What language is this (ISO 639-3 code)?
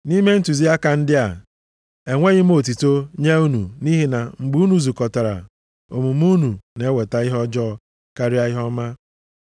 ibo